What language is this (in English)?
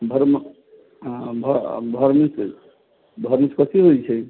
Maithili